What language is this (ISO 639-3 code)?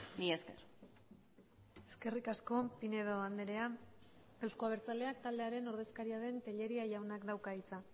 eus